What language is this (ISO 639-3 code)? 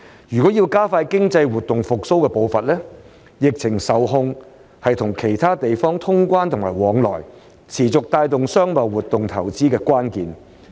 yue